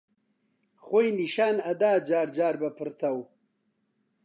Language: Central Kurdish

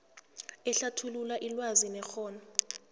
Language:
South Ndebele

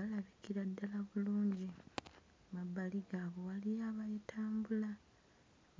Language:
Ganda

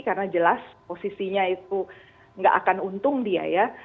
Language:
Indonesian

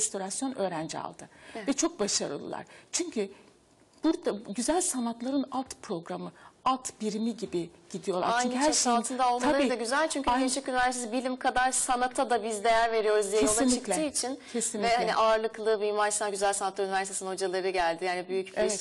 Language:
Turkish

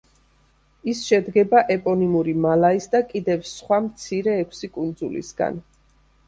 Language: Georgian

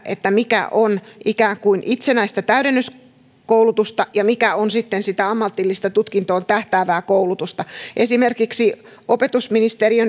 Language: Finnish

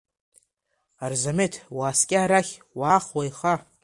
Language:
Abkhazian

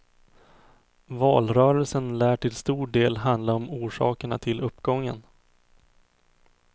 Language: Swedish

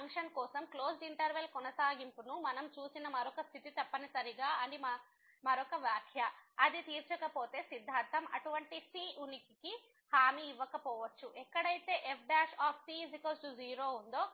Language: Telugu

